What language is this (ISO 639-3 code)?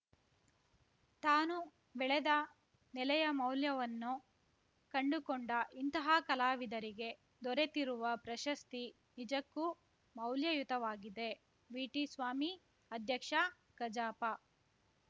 kan